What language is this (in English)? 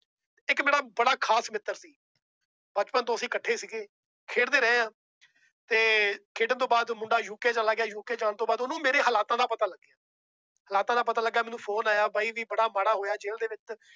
Punjabi